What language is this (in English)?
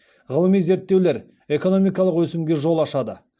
Kazakh